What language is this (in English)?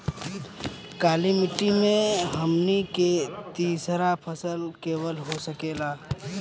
Bhojpuri